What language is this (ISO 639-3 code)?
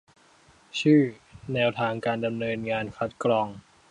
tha